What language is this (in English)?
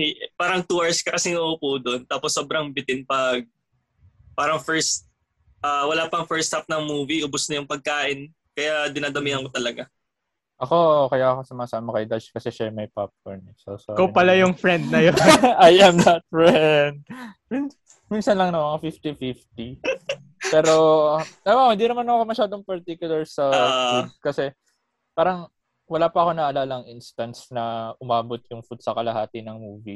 Filipino